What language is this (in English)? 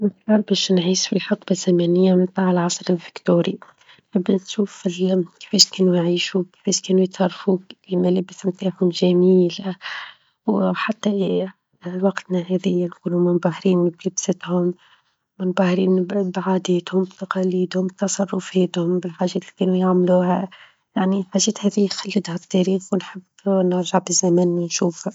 Tunisian Arabic